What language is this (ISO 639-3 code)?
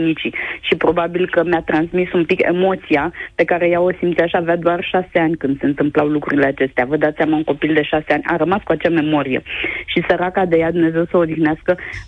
ron